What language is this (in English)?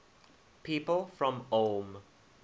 English